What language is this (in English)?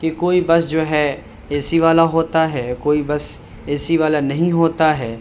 Urdu